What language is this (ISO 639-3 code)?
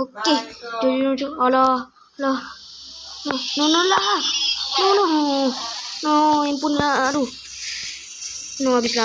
msa